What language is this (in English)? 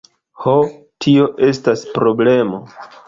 Esperanto